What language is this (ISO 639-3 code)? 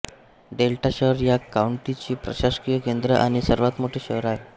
mar